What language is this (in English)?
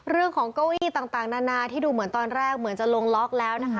Thai